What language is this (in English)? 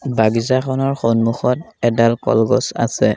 Assamese